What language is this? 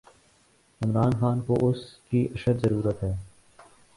Urdu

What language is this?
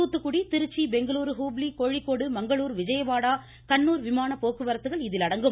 Tamil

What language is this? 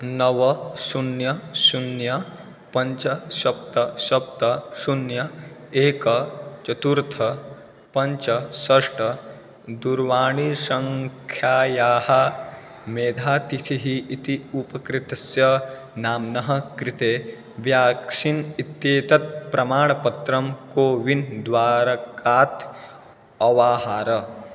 Sanskrit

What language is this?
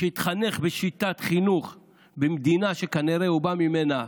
Hebrew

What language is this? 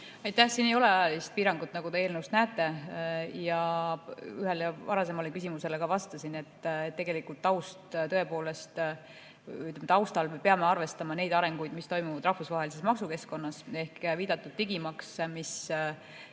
Estonian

